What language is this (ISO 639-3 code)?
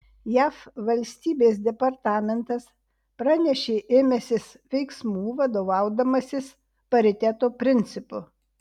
lit